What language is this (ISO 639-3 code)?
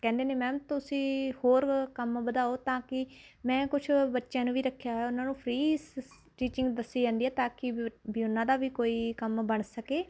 pan